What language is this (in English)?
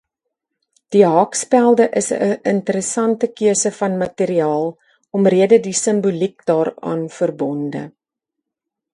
Afrikaans